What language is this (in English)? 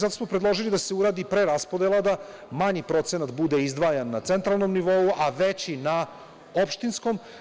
Serbian